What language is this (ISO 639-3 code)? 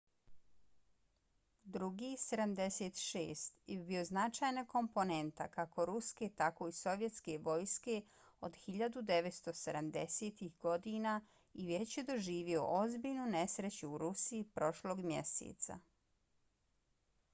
bos